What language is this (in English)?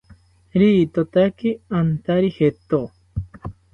South Ucayali Ashéninka